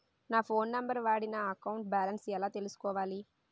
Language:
Telugu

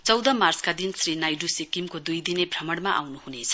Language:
Nepali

